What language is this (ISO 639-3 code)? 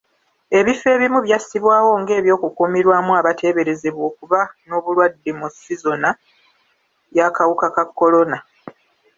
lug